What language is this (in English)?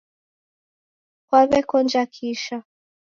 Taita